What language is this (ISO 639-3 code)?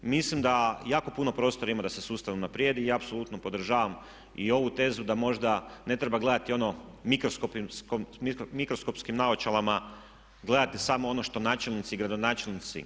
hrv